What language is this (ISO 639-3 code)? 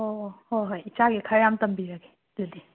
mni